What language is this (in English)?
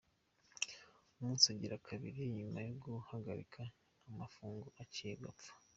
Kinyarwanda